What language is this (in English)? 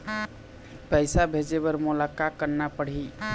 Chhattisgarhi